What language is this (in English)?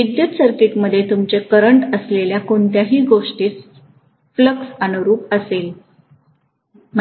Marathi